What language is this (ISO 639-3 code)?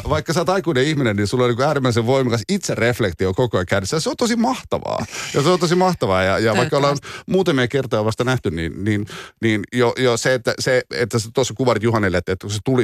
fin